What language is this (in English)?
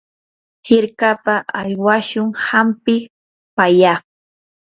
Yanahuanca Pasco Quechua